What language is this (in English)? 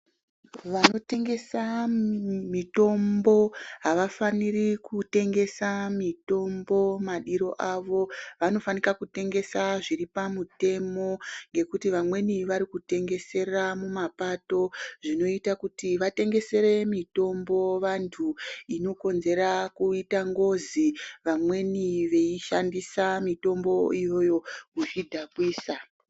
Ndau